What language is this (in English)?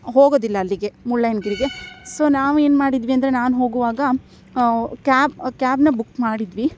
Kannada